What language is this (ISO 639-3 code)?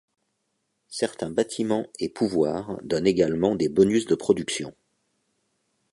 fra